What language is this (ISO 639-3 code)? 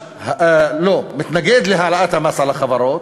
heb